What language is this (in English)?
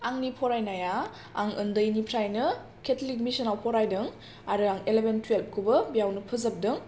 Bodo